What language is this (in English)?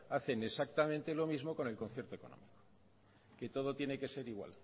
Spanish